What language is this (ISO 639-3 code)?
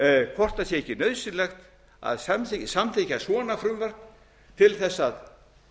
isl